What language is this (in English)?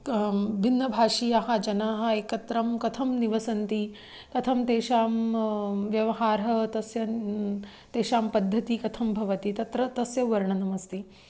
Sanskrit